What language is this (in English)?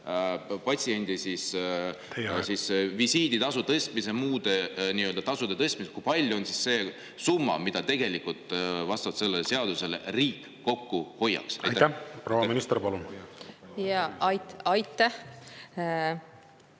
Estonian